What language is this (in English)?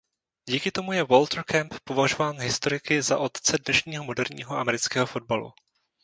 Czech